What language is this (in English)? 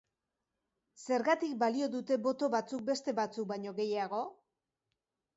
Basque